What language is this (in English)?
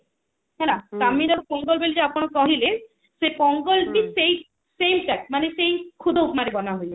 Odia